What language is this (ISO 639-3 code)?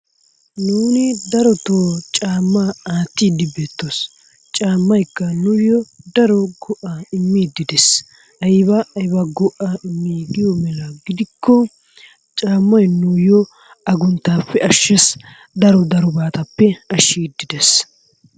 wal